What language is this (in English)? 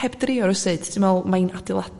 Welsh